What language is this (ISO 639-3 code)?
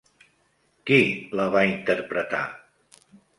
cat